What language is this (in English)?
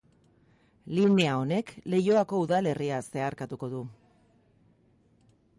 Basque